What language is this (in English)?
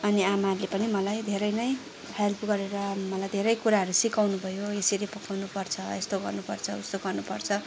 Nepali